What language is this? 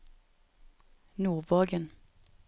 Norwegian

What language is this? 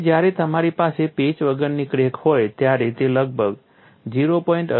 Gujarati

